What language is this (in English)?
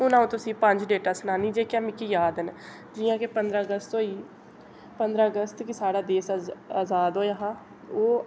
Dogri